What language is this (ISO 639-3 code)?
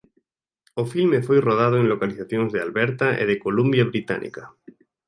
glg